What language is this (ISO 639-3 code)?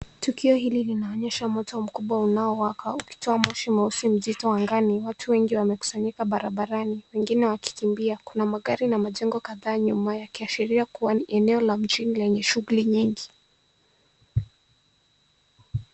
swa